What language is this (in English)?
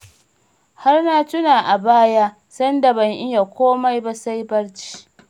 Hausa